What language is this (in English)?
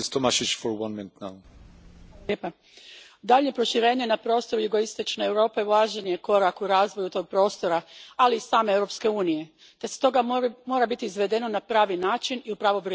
Croatian